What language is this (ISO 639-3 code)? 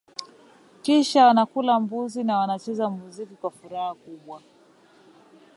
swa